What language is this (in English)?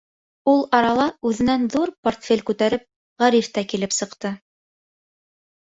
Bashkir